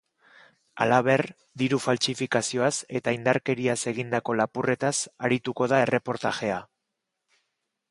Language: Basque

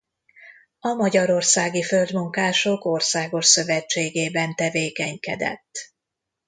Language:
Hungarian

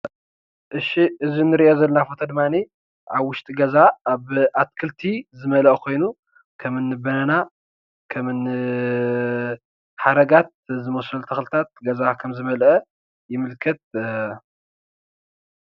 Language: Tigrinya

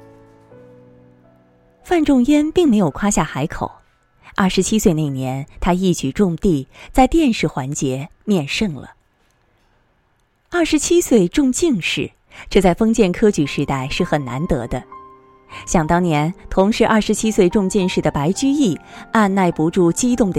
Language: Chinese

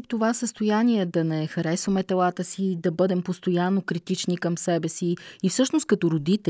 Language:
Bulgarian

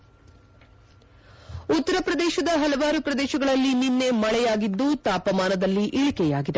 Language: Kannada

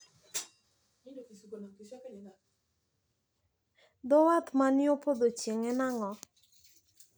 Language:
Luo (Kenya and Tanzania)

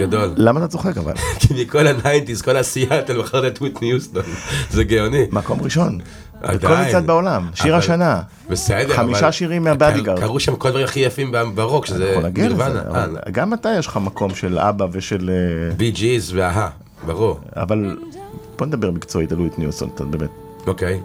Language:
Hebrew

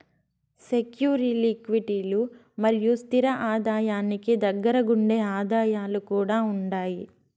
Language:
Telugu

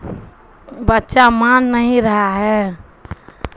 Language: Urdu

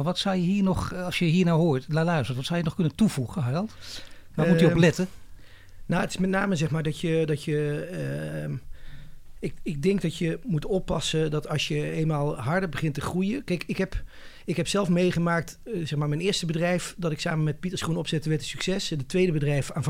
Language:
Dutch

